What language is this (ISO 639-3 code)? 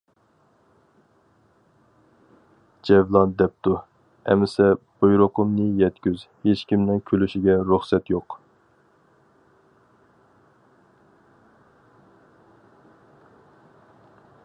uig